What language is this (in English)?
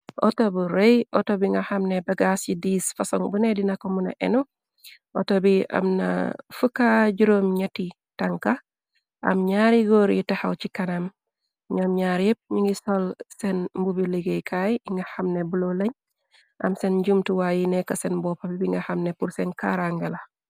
Wolof